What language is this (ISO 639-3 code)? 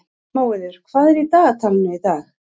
isl